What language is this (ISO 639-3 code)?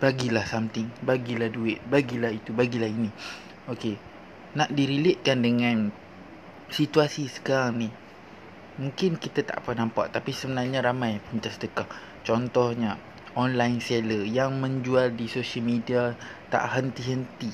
msa